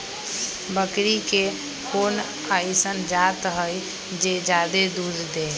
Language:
Magahi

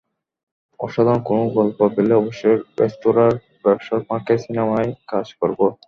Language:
Bangla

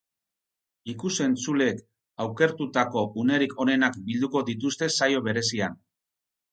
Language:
Basque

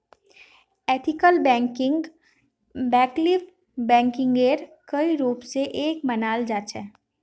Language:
Magahi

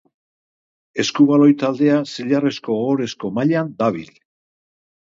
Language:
Basque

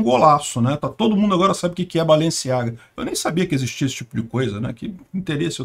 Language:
Portuguese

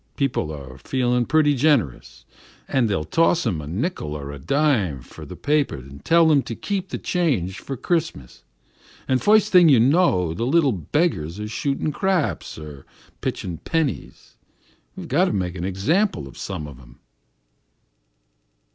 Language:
English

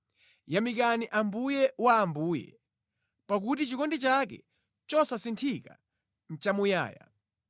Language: Nyanja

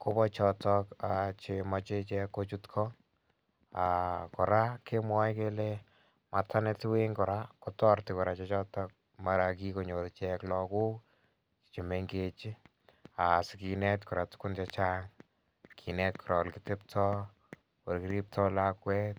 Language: Kalenjin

